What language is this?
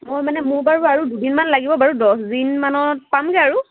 Assamese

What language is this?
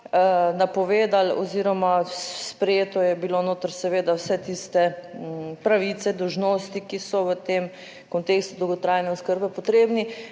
Slovenian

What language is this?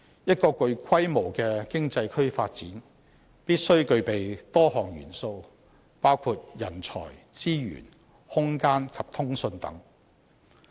Cantonese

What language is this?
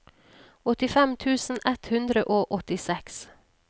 Norwegian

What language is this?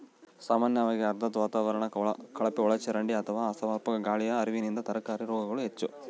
Kannada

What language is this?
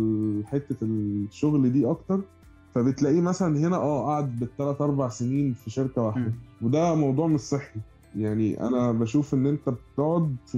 Arabic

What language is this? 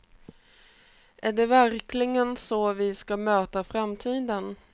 Swedish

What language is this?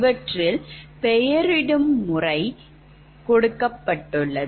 Tamil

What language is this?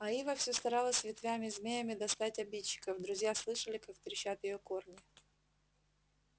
Russian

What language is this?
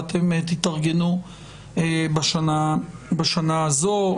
Hebrew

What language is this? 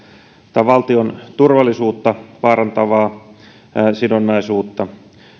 Finnish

